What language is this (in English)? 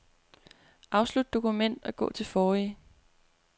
Danish